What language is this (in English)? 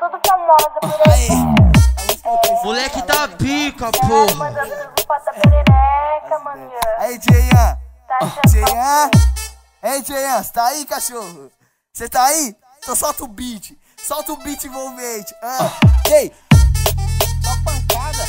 Portuguese